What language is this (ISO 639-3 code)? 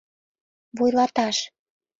chm